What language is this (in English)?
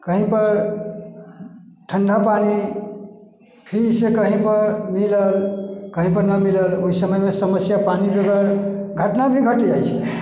Maithili